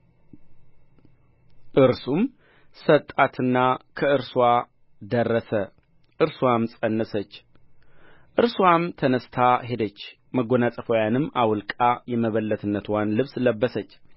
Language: Amharic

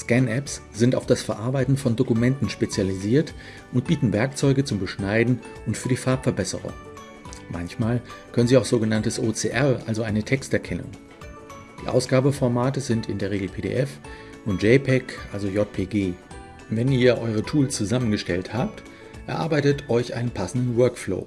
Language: German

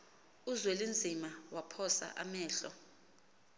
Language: Xhosa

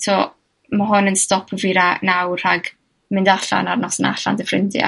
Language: Welsh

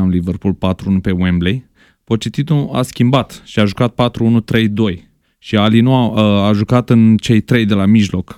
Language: Romanian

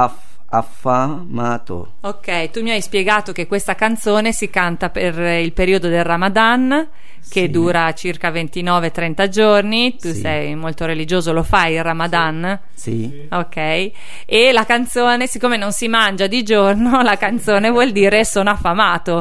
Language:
Italian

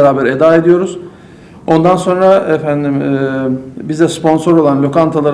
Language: Turkish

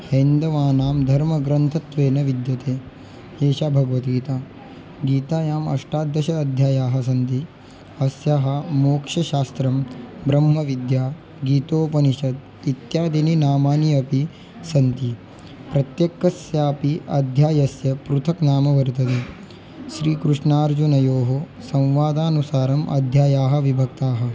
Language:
Sanskrit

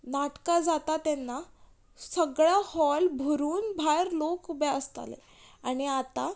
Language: Konkani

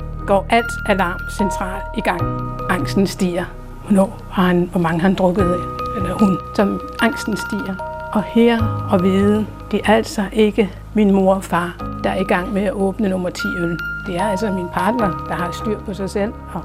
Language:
Danish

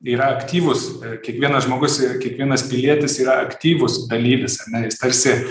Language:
Lithuanian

